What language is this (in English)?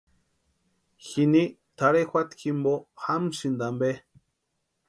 Western Highland Purepecha